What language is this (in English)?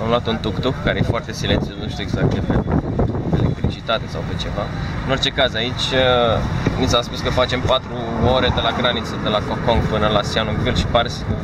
Romanian